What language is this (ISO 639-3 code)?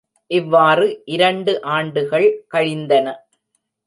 tam